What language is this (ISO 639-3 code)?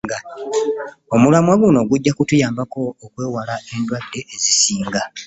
lug